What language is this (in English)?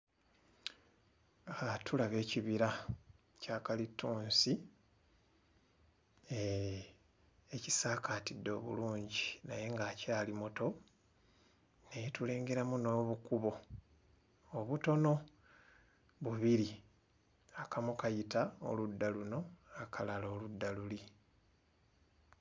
Ganda